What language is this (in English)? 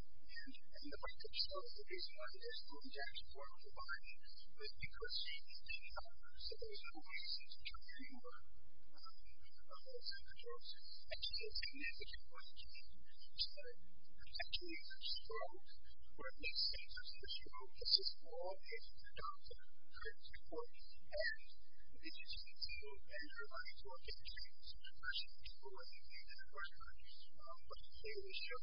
English